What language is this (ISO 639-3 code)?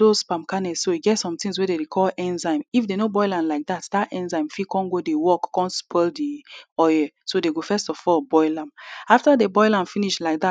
pcm